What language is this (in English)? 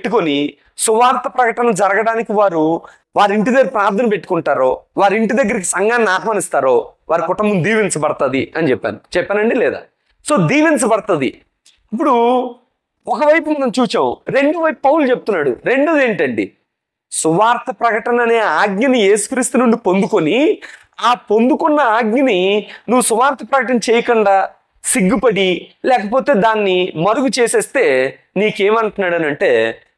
Telugu